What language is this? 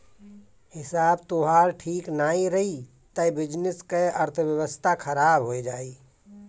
Bhojpuri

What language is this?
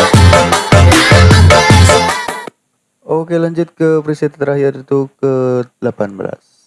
Indonesian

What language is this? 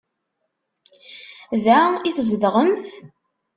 Kabyle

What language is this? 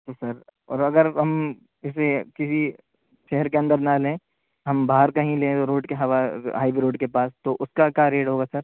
Urdu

